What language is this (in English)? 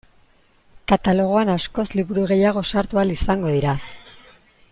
Basque